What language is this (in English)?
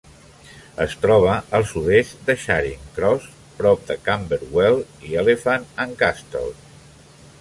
Catalan